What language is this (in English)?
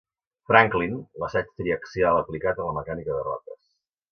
Catalan